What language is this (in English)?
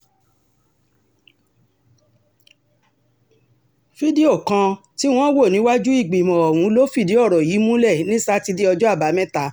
Yoruba